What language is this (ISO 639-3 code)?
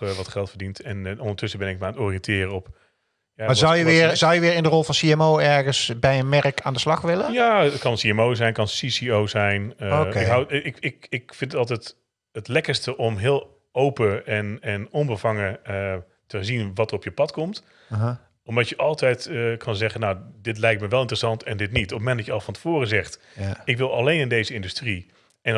nld